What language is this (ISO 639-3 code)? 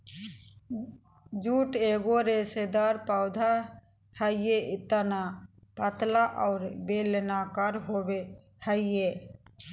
mag